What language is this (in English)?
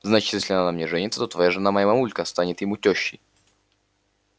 Russian